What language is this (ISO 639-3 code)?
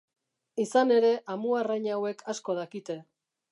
eus